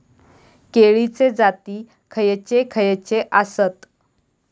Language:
Marathi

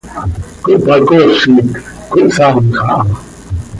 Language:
Seri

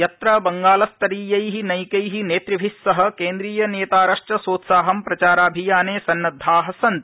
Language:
Sanskrit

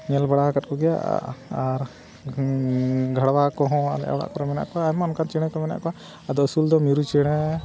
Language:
Santali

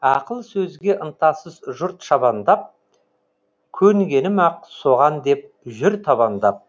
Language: Kazakh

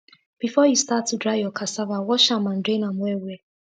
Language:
Nigerian Pidgin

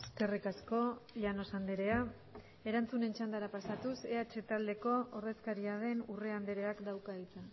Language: Basque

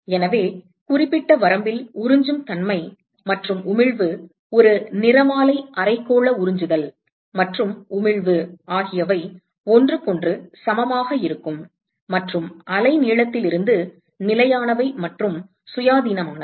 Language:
Tamil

